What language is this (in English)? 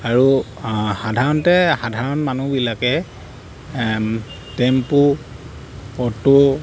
Assamese